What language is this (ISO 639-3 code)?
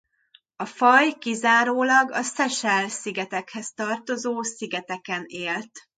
hun